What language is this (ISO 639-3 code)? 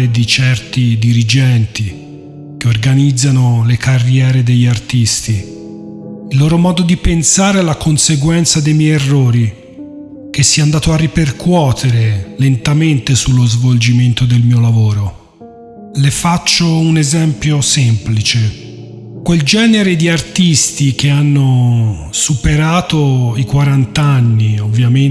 ita